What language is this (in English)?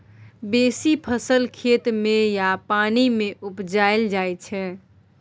Maithili